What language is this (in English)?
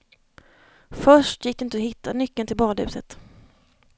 Swedish